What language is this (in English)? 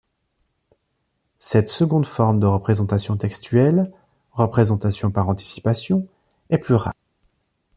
French